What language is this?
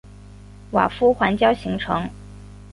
Chinese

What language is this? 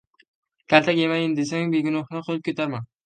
Uzbek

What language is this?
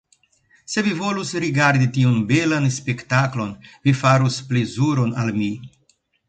Esperanto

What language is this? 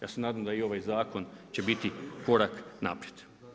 Croatian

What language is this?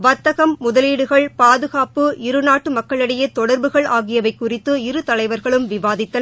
Tamil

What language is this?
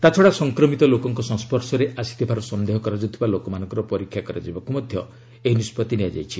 Odia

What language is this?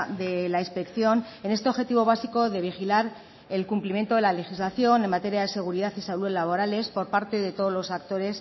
Spanish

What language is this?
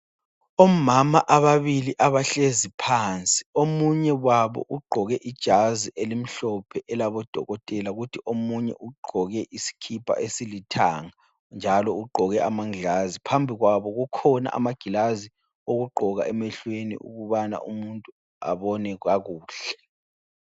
North Ndebele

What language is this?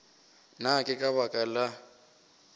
Northern Sotho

